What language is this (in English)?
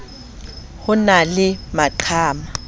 Southern Sotho